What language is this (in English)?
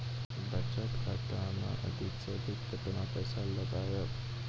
Maithili